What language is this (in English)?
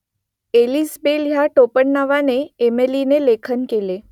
Marathi